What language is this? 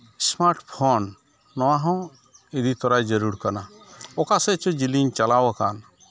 Santali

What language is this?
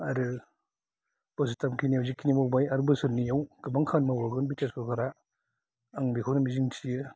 Bodo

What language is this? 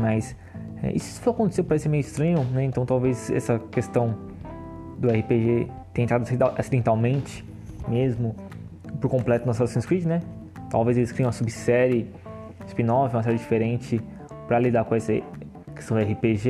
Portuguese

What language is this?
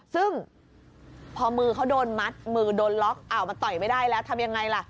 Thai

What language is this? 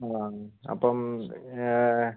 Malayalam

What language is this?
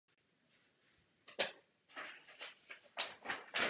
Czech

